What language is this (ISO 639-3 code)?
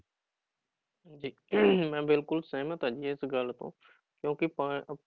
pan